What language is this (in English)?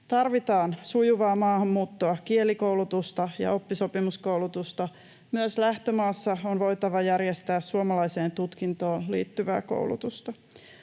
Finnish